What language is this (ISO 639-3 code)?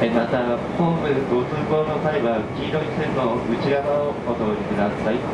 jpn